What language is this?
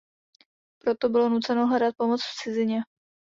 Czech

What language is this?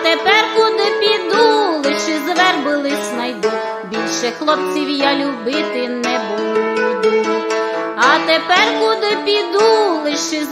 Ukrainian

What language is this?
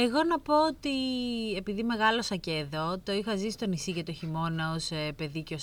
Greek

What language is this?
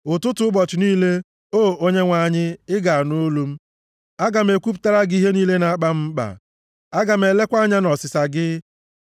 Igbo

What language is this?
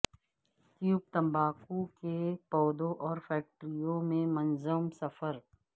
Urdu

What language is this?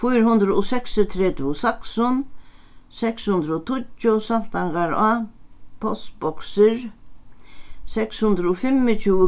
Faroese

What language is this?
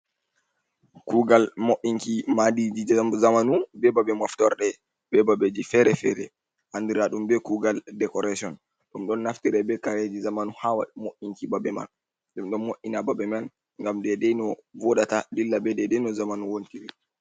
Fula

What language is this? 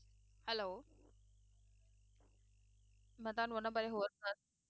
Punjabi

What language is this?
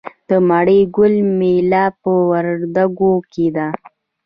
Pashto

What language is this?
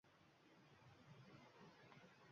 Uzbek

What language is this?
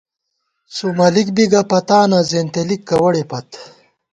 Gawar-Bati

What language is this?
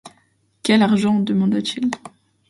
French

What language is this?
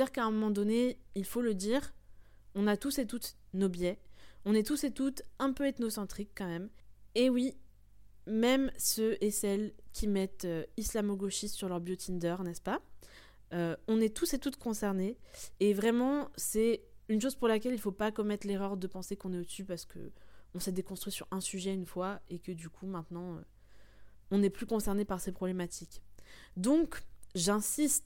French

